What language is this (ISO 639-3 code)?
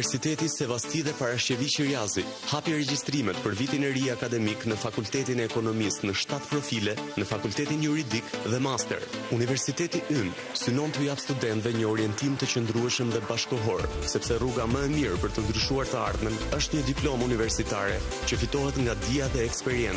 ron